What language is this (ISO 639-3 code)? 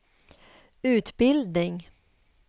swe